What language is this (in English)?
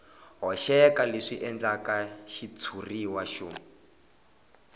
Tsonga